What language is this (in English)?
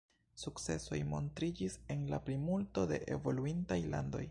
Esperanto